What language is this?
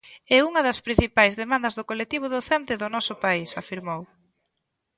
Galician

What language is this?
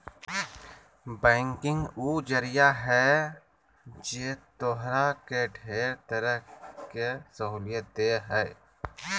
Magahi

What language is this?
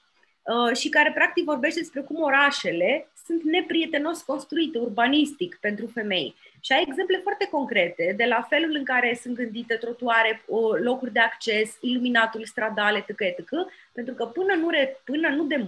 Romanian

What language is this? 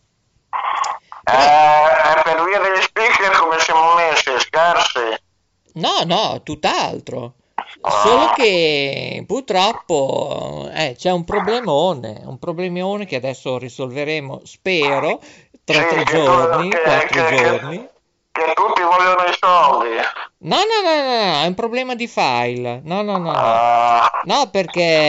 Italian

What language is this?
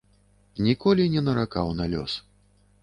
Belarusian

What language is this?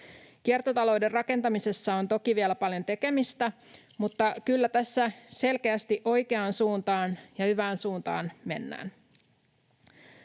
Finnish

